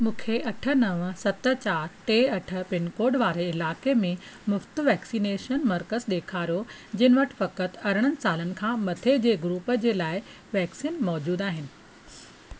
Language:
Sindhi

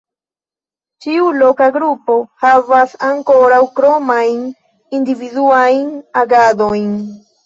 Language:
Esperanto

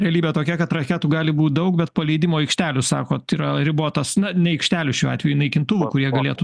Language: Lithuanian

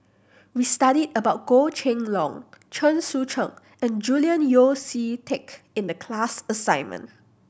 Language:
English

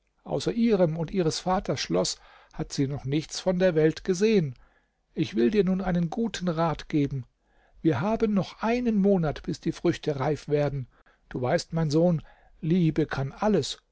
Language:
German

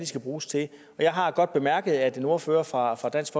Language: Danish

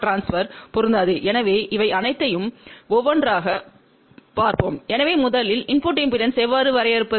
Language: Tamil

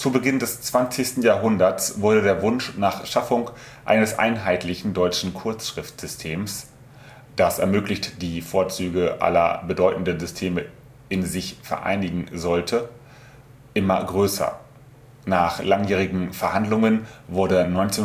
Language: German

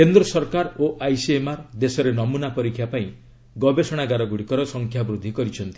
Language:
Odia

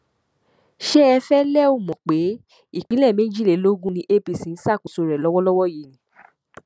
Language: Yoruba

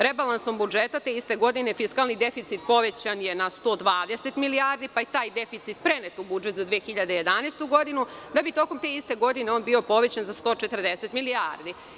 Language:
Serbian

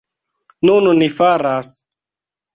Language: Esperanto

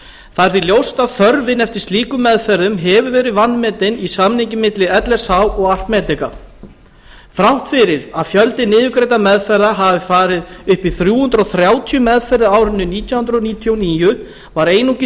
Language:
Icelandic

